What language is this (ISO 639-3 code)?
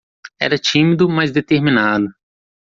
por